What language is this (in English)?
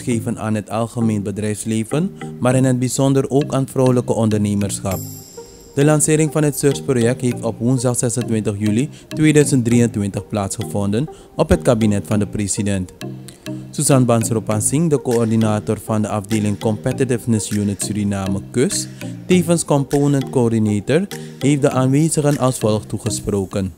Dutch